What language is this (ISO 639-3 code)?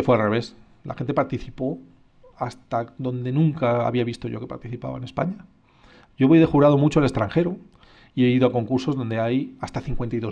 spa